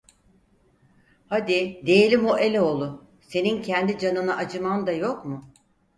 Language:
Turkish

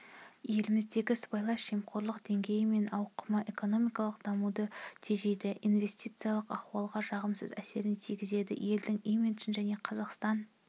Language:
Kazakh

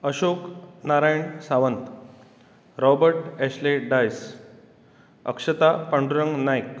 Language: Konkani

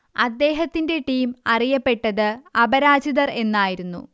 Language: Malayalam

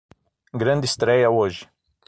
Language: Portuguese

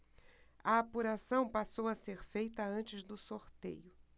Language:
Portuguese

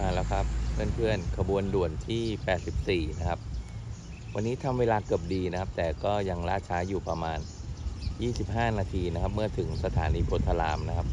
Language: Thai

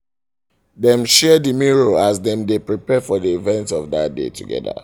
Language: Nigerian Pidgin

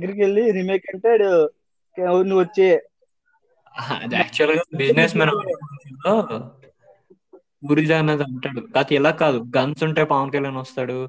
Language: Telugu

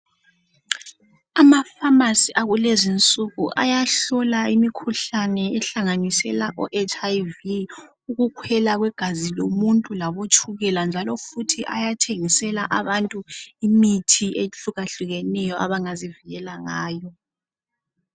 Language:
North Ndebele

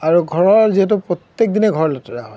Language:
Assamese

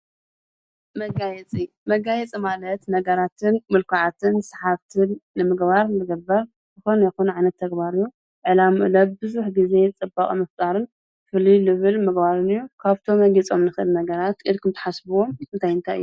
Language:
Tigrinya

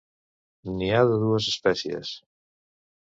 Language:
Catalan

